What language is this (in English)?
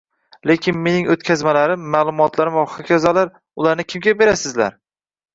Uzbek